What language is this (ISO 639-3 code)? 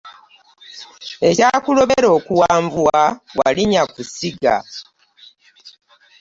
lug